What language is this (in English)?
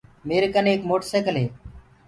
Gurgula